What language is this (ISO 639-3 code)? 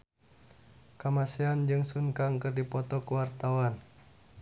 sun